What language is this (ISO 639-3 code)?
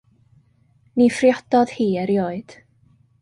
cym